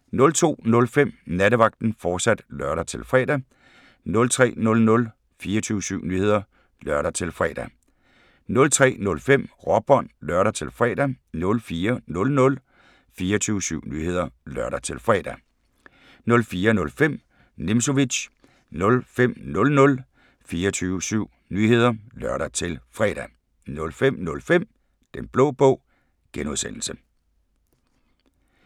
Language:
Danish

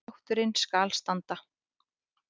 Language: Icelandic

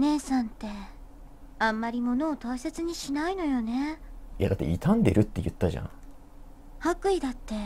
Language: Japanese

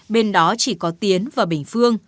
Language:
Vietnamese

